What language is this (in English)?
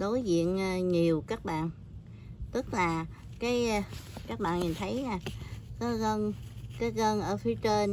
Vietnamese